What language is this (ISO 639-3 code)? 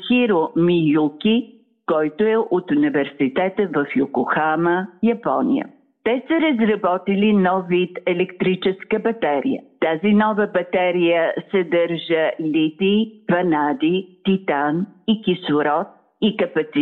bul